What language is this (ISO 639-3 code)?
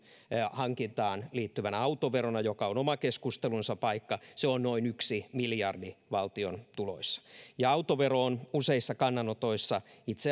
fin